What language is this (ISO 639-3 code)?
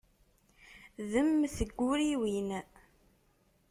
kab